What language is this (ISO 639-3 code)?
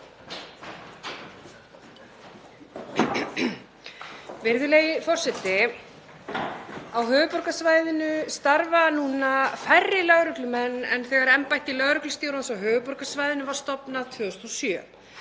isl